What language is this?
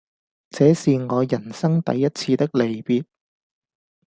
Cantonese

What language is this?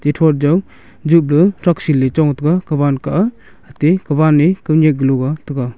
Wancho Naga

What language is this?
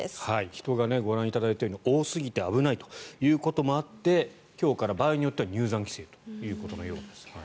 Japanese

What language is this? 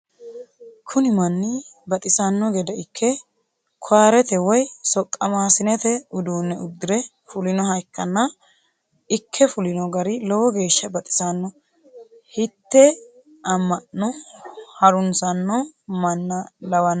Sidamo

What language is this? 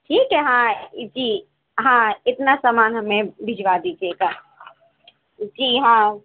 Urdu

